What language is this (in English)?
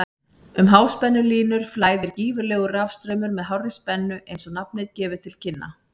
Icelandic